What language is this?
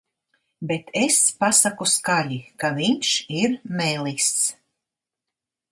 Latvian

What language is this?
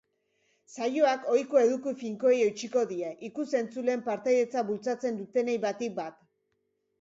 Basque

